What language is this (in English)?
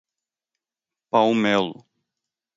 Portuguese